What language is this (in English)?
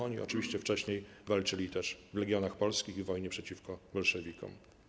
Polish